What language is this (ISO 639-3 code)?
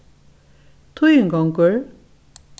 fao